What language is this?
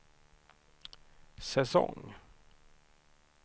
Swedish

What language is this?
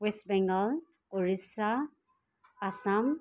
Nepali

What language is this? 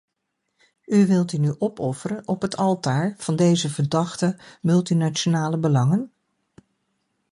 Dutch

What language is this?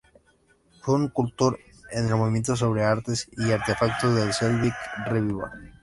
Spanish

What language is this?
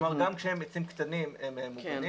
Hebrew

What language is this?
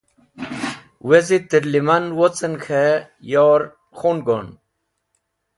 Wakhi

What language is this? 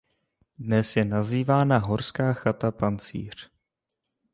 Czech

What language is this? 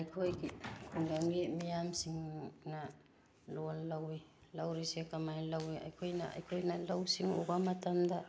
Manipuri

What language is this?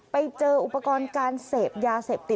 Thai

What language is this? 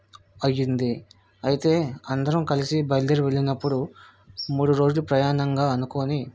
Telugu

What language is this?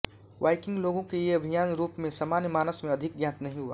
Hindi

